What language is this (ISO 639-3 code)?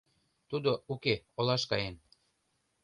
chm